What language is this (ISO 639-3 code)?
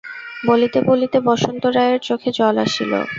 ben